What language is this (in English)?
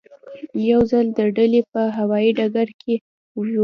Pashto